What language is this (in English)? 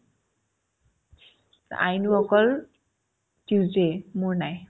Assamese